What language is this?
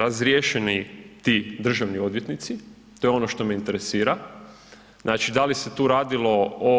Croatian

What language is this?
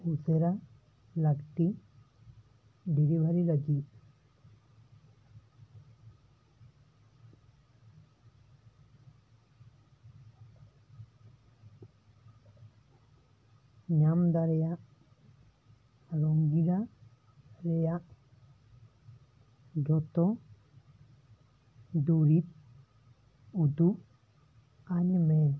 Santali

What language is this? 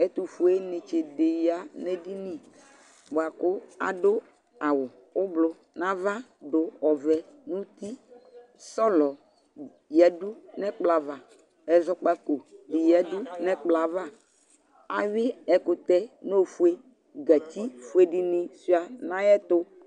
Ikposo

